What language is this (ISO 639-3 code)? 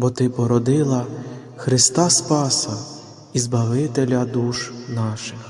ukr